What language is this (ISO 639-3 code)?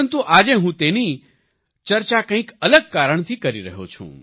guj